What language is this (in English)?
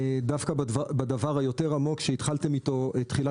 Hebrew